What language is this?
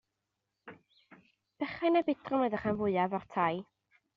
Welsh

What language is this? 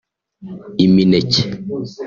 Kinyarwanda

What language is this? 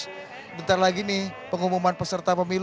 Indonesian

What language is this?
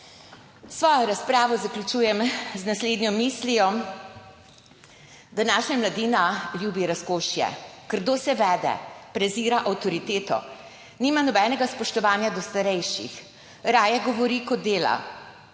Slovenian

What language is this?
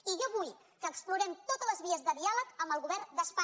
Catalan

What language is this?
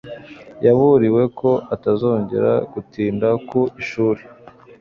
Kinyarwanda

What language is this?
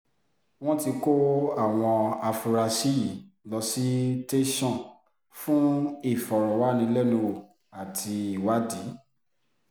Yoruba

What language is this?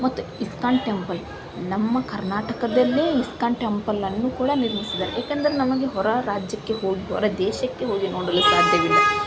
Kannada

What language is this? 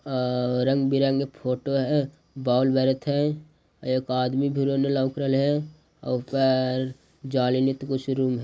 Magahi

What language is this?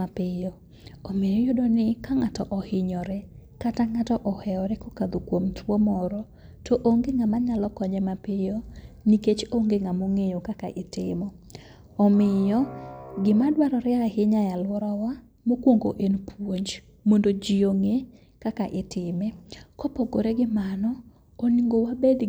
Luo (Kenya and Tanzania)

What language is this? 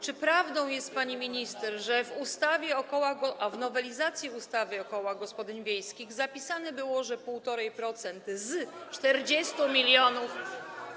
Polish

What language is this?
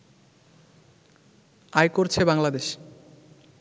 Bangla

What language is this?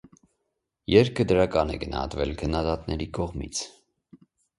Armenian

